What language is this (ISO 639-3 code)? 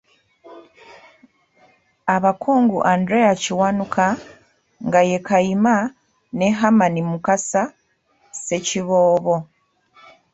lug